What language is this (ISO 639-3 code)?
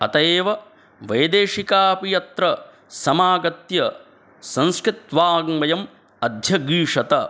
san